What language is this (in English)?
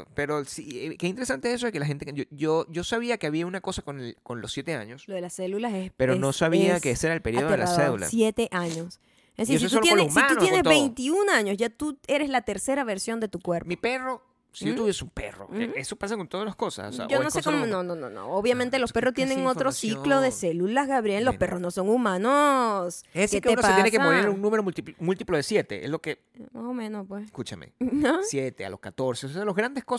Spanish